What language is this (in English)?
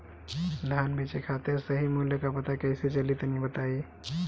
Bhojpuri